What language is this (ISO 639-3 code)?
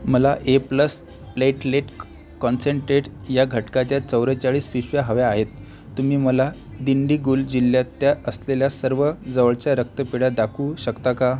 mar